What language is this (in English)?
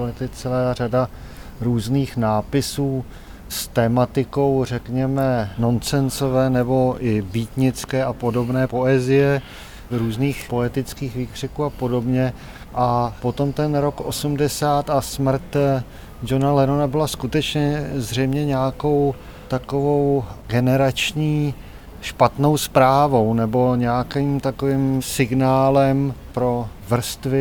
Czech